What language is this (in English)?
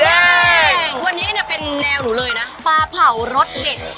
Thai